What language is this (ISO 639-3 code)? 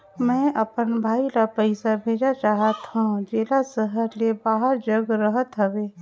hne